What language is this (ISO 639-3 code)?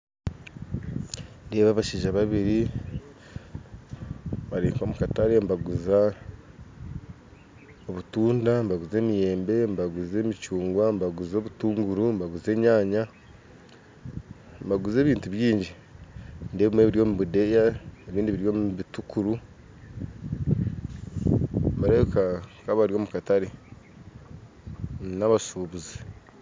nyn